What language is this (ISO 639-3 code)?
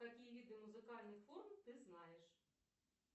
rus